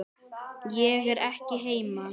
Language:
Icelandic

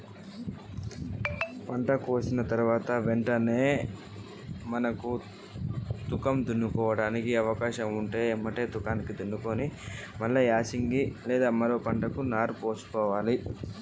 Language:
Telugu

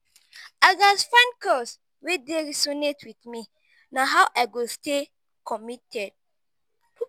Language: Nigerian Pidgin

